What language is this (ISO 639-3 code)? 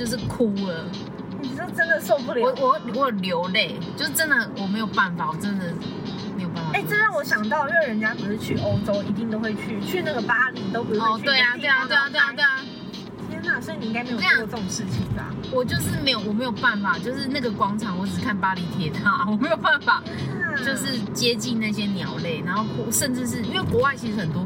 zho